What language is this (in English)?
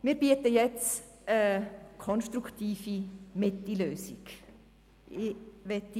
Swiss German